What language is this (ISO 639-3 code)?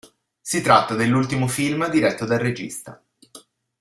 ita